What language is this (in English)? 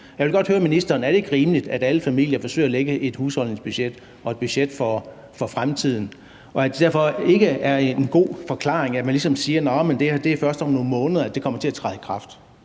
Danish